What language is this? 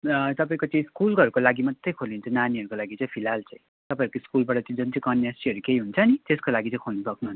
Nepali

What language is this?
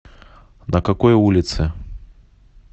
Russian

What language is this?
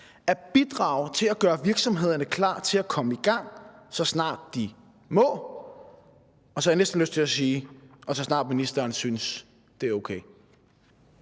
Danish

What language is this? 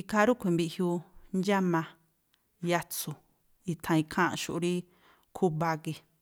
Tlacoapa Me'phaa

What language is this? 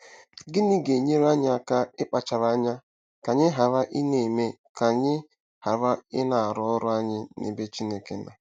Igbo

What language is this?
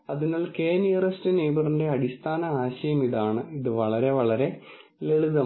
Malayalam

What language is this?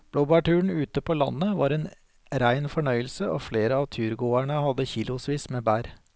Norwegian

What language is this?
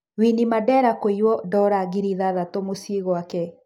Kikuyu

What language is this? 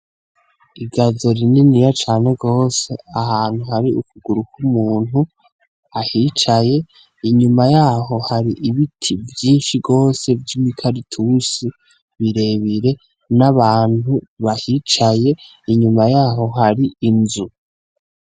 Rundi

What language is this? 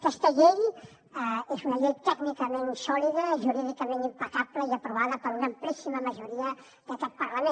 Catalan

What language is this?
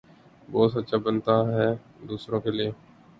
Urdu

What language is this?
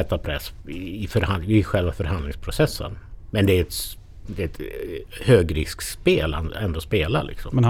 Swedish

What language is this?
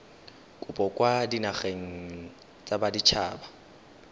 Tswana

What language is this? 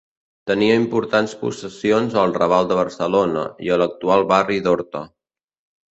Catalan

